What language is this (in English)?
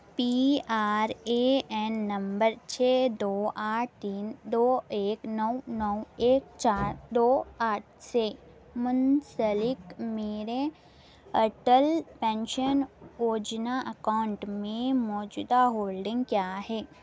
Urdu